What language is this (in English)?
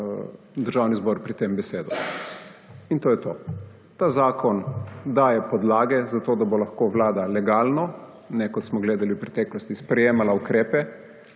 Slovenian